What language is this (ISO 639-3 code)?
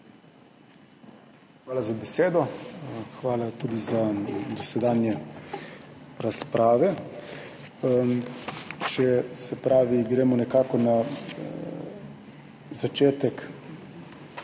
slv